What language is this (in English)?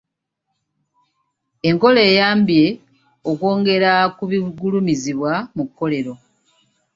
Ganda